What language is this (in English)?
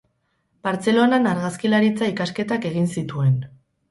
Basque